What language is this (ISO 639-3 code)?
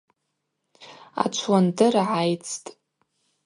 abq